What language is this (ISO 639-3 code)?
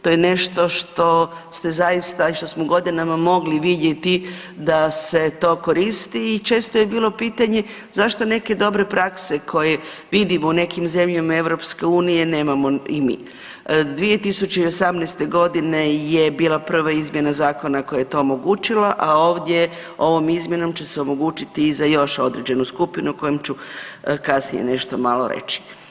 hrv